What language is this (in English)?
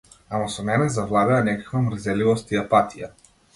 Macedonian